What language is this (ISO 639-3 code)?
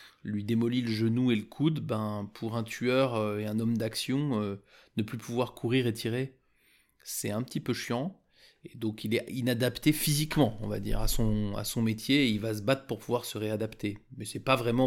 fra